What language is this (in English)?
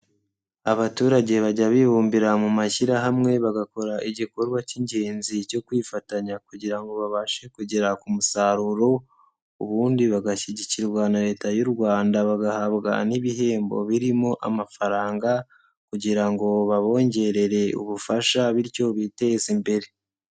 Kinyarwanda